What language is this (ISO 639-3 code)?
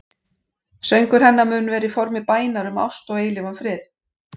isl